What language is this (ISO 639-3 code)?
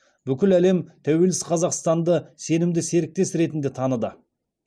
kaz